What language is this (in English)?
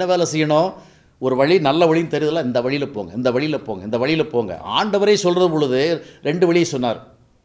Thai